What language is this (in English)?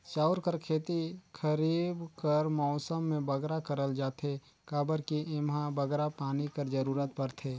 Chhattisgarhi